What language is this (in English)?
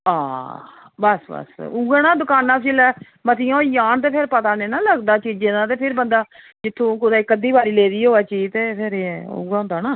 Dogri